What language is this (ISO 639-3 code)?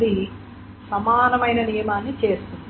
tel